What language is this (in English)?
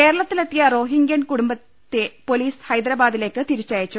Malayalam